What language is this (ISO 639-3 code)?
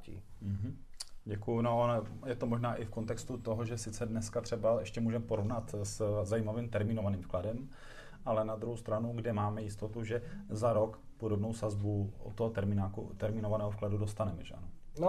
ces